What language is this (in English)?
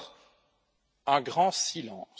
French